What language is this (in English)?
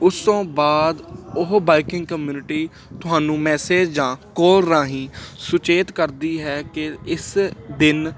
Punjabi